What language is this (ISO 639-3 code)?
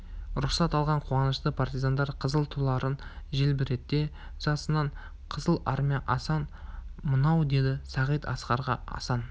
kaz